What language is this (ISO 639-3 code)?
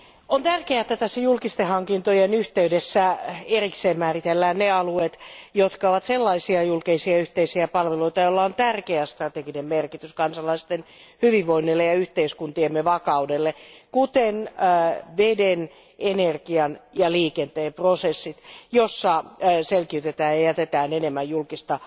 fin